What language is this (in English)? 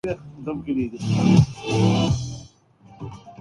Urdu